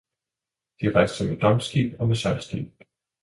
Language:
Danish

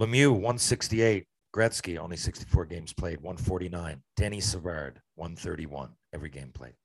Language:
English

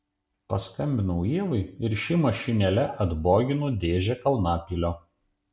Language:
Lithuanian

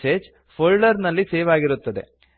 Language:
Kannada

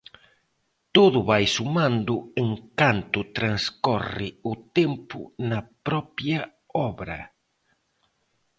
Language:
Galician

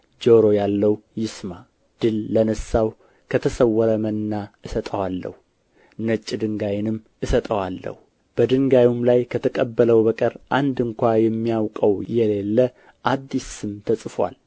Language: Amharic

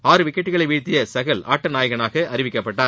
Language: Tamil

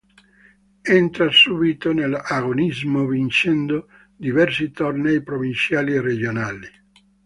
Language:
Italian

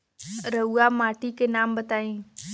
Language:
Bhojpuri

